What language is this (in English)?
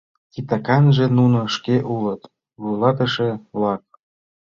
Mari